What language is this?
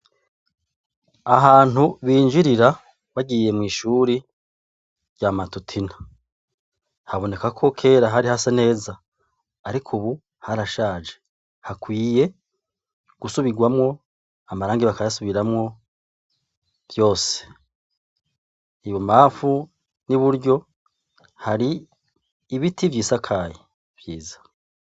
Rundi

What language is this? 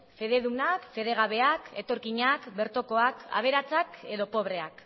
Basque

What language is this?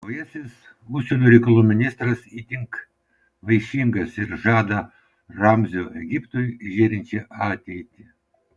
Lithuanian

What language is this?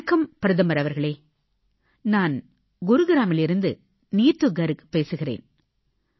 Tamil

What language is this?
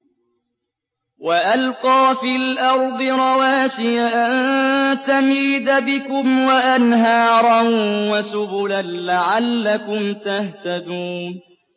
Arabic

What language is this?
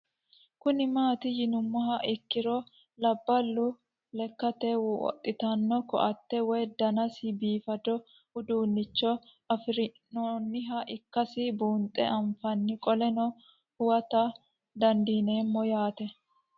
Sidamo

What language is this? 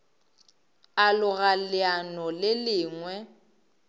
Northern Sotho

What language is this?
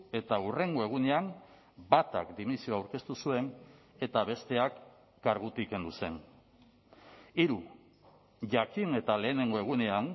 Basque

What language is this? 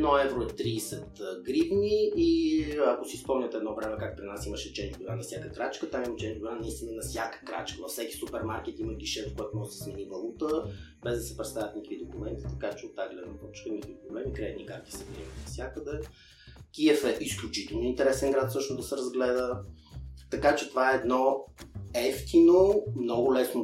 Bulgarian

